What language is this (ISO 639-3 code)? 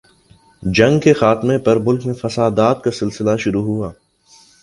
urd